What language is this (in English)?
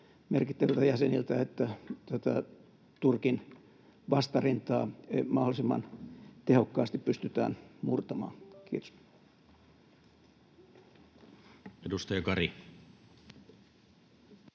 Finnish